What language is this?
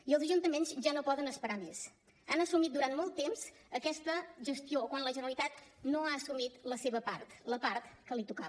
Catalan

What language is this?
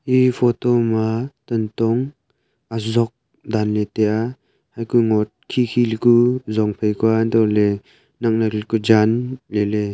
Wancho Naga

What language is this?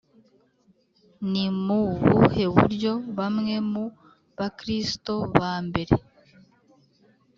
Kinyarwanda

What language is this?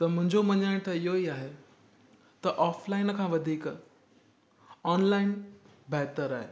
Sindhi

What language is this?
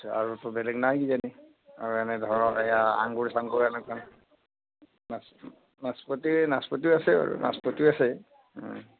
Assamese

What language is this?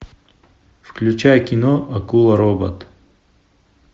Russian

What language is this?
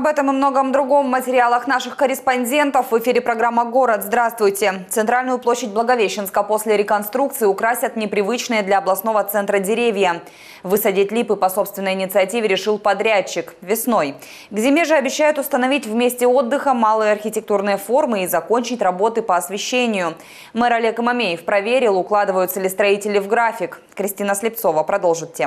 Russian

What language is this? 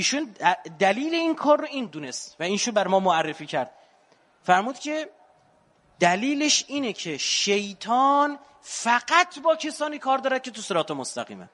Persian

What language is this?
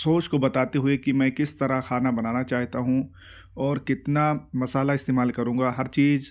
Urdu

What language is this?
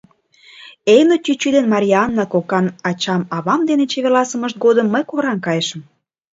Mari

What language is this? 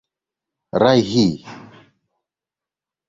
Swahili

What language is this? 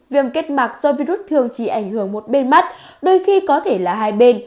Vietnamese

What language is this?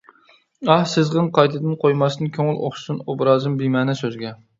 Uyghur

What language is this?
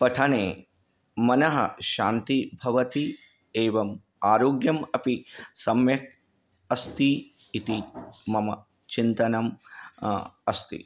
Sanskrit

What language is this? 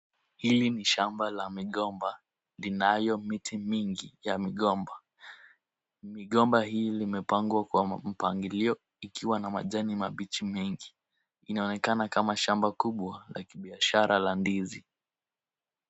Swahili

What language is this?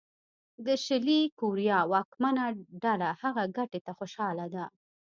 Pashto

